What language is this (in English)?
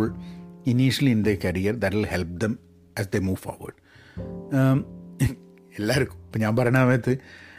Malayalam